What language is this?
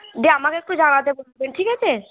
Bangla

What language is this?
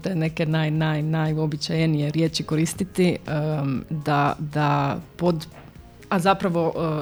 Croatian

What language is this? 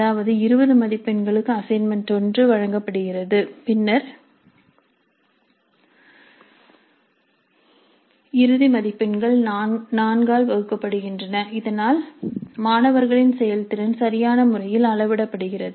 Tamil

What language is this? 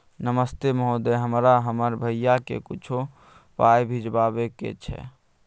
Maithili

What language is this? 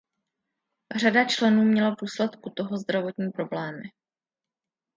Czech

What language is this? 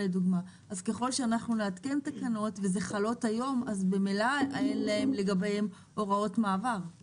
Hebrew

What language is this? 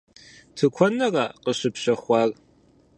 Kabardian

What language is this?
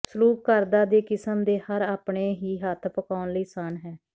Punjabi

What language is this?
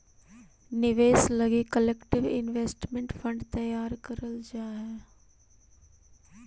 Magahi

